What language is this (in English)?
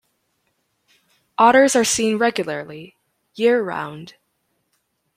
English